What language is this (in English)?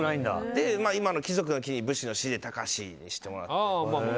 Japanese